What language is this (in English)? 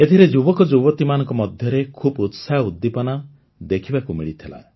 Odia